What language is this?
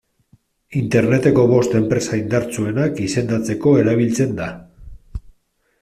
Basque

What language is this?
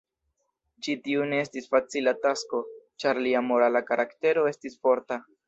Esperanto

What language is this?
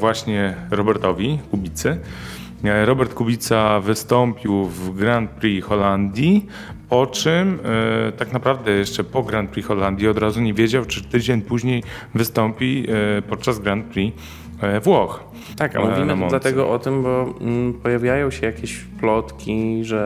Polish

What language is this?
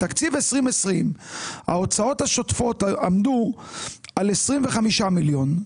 Hebrew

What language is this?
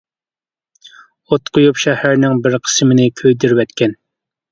Uyghur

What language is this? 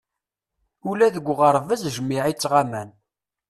Kabyle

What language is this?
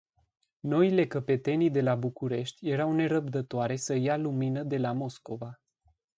Romanian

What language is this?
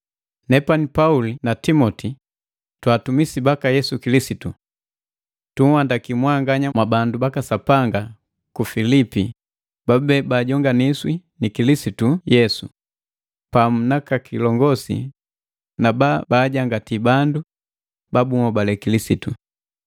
Matengo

